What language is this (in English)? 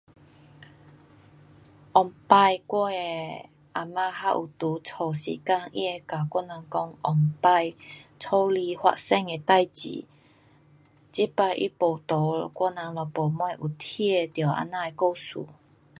Pu-Xian Chinese